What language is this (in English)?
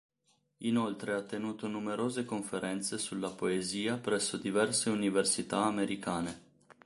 Italian